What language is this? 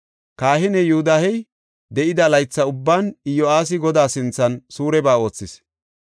Gofa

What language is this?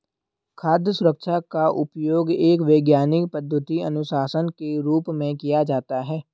Hindi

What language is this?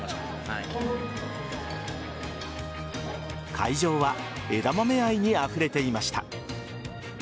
Japanese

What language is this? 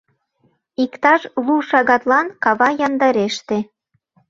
Mari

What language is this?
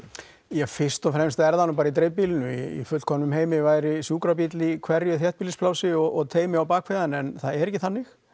Icelandic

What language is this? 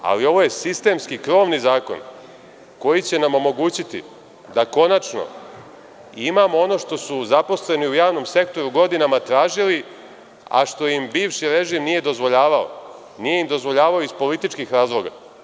Serbian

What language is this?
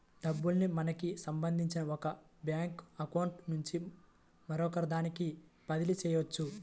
Telugu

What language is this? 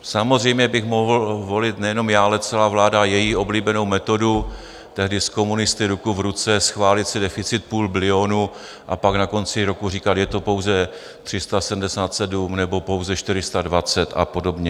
Czech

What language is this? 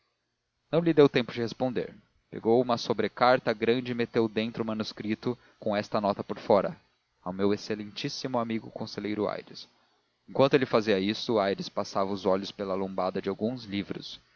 Portuguese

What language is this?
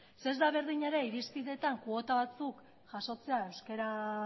Basque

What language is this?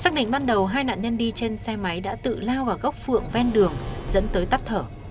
Vietnamese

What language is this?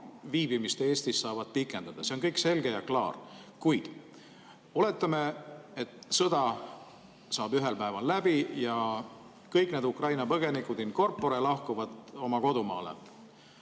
Estonian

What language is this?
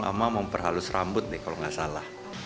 Indonesian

